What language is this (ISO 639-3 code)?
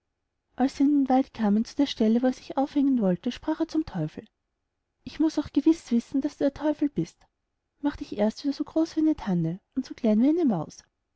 deu